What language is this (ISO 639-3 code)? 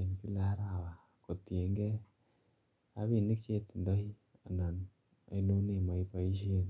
kln